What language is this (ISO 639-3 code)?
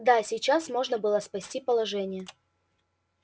rus